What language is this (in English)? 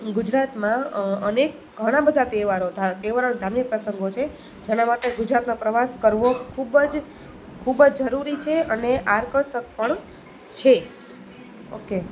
Gujarati